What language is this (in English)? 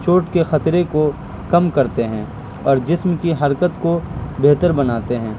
Urdu